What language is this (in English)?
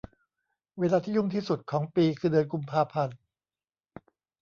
Thai